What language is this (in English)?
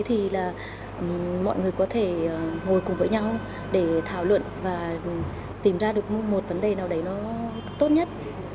Vietnamese